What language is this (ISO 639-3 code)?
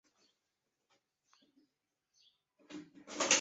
zho